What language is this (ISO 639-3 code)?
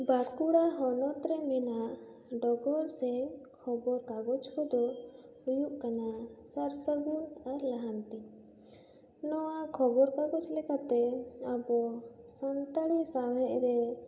sat